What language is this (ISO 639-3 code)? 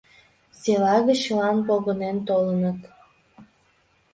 chm